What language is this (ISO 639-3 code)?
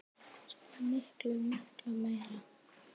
isl